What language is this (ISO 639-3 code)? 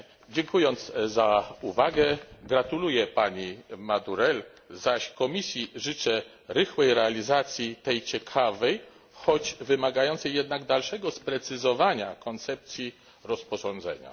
pol